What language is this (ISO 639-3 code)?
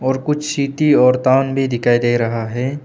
hin